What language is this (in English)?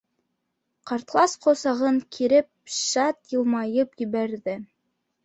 Bashkir